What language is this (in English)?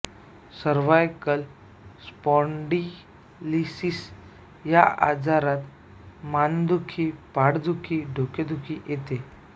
Marathi